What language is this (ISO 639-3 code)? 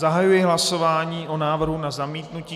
ces